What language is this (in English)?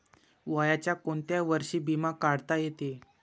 Marathi